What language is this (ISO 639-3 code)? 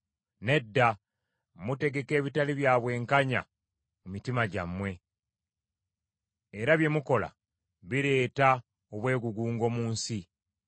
lug